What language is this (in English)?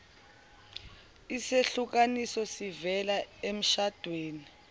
Zulu